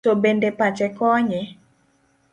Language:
Luo (Kenya and Tanzania)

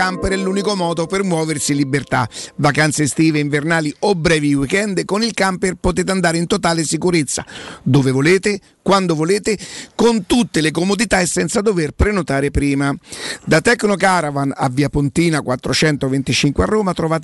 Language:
Italian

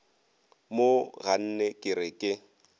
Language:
Northern Sotho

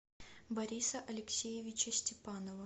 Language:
Russian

